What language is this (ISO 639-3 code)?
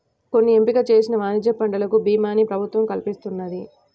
tel